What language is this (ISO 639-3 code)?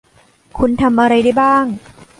tha